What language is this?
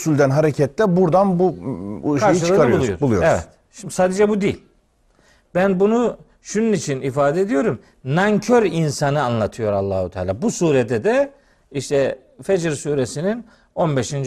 Turkish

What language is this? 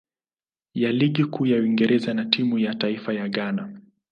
Swahili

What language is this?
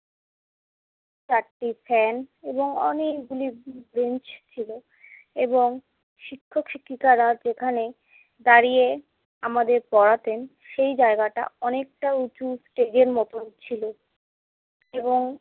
Bangla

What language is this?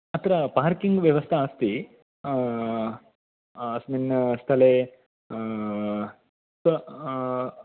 Sanskrit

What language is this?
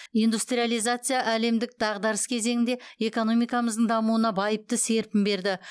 Kazakh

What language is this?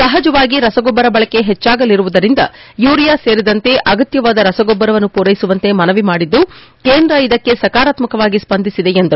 Kannada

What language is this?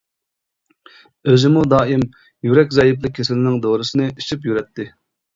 Uyghur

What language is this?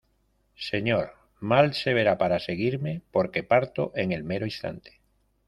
Spanish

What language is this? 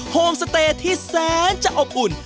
Thai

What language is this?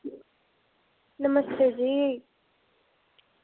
Dogri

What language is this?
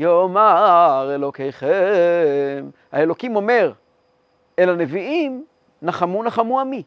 Hebrew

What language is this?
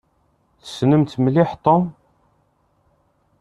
Kabyle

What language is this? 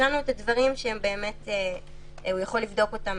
Hebrew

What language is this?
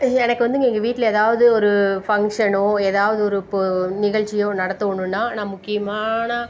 Tamil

